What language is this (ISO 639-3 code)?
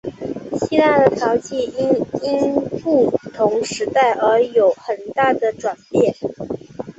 zho